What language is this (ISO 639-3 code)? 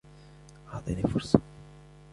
ara